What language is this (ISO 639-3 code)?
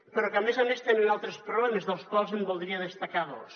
cat